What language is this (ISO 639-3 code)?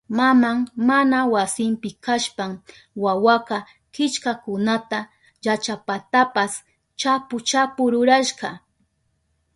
qup